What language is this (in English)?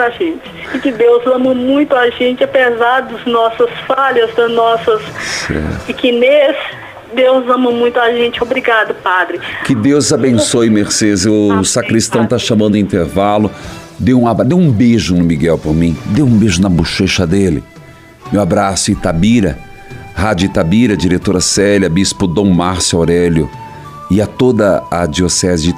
Portuguese